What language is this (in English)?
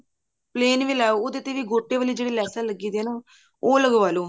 Punjabi